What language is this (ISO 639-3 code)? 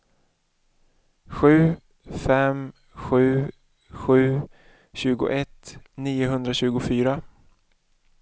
swe